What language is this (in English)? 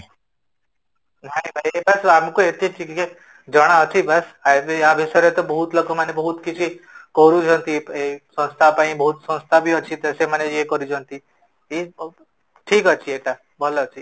Odia